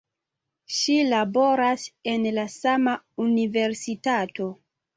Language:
Esperanto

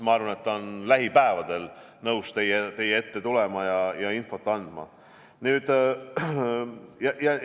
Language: Estonian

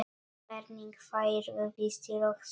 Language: Icelandic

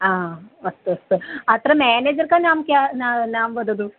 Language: Sanskrit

